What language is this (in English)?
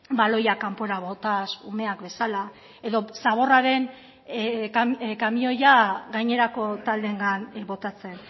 Basque